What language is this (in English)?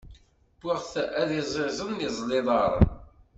Kabyle